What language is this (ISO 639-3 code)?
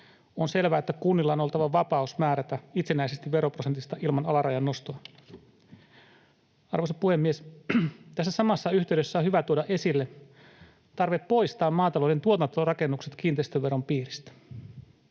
fin